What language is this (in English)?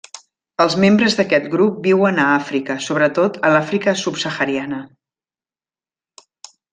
Catalan